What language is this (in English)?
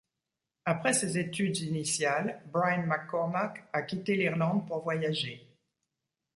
French